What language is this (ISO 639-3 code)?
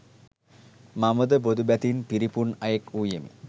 sin